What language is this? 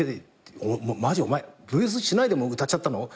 Japanese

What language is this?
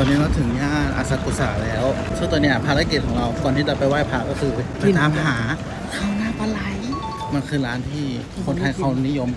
Thai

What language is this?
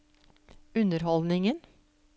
Norwegian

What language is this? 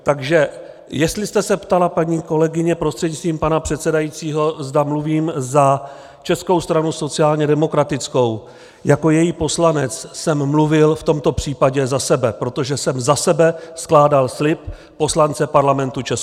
Czech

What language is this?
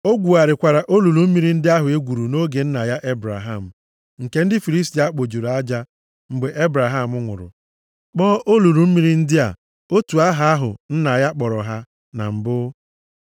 Igbo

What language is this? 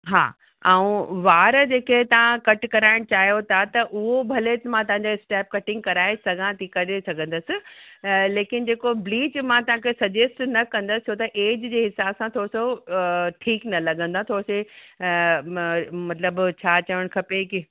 Sindhi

